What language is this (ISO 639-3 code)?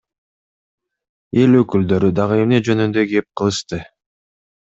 kir